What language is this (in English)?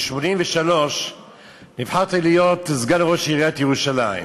Hebrew